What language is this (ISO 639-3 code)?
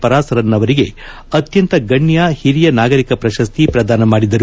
kan